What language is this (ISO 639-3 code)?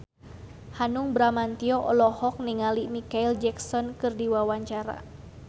sun